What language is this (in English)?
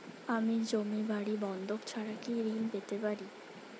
Bangla